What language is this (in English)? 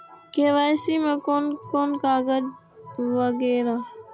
Maithili